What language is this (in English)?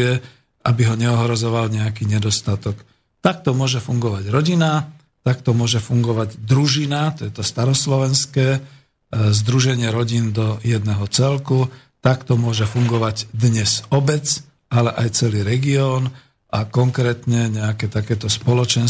Slovak